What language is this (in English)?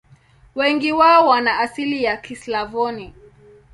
Swahili